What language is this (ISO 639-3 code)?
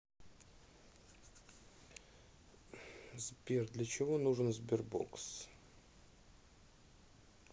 rus